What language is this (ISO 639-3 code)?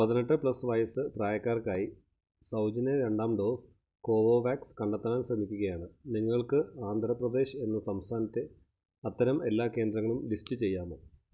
mal